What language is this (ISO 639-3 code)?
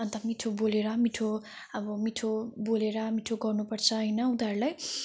nep